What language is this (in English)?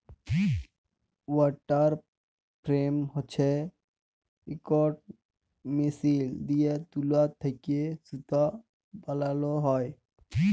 Bangla